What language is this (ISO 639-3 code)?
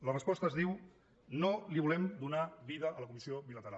cat